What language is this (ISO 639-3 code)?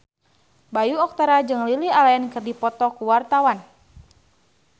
sun